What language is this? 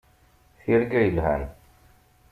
Kabyle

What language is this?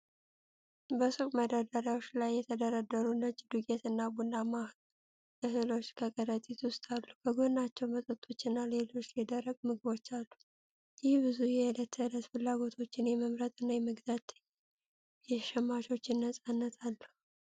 Amharic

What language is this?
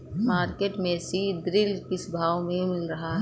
Hindi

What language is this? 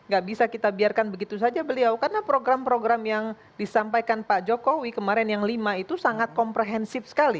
Indonesian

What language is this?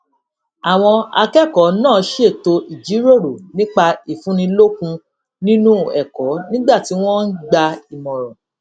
Yoruba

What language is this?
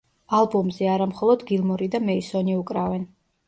Georgian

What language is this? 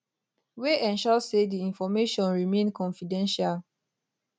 Nigerian Pidgin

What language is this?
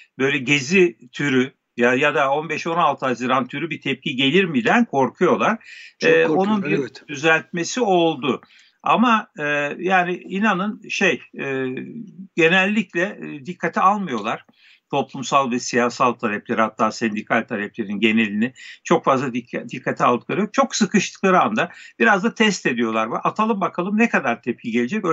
Turkish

